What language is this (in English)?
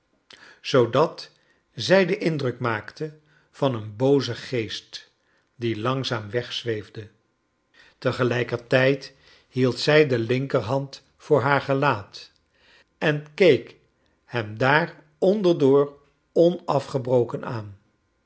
Dutch